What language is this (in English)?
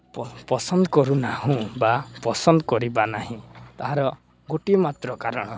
Odia